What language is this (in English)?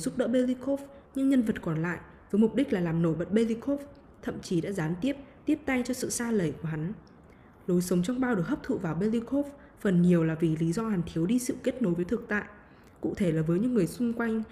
Vietnamese